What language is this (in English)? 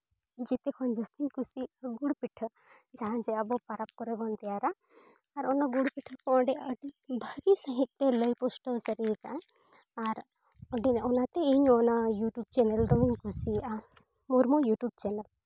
Santali